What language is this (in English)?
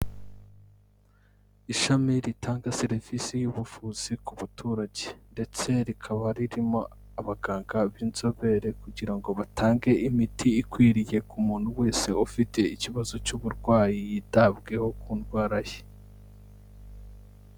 Kinyarwanda